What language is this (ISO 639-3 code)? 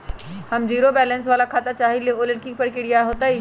mag